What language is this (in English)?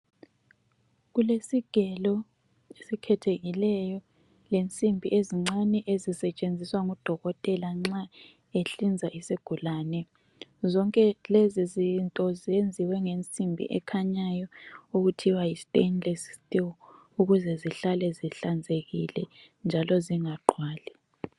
North Ndebele